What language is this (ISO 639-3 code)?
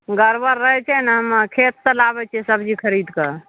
mai